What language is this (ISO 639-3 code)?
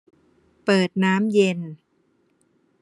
tha